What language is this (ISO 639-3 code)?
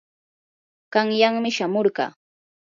qur